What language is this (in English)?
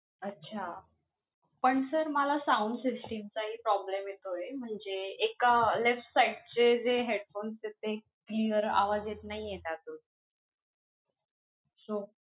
Marathi